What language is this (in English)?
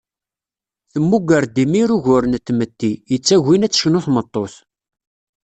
Kabyle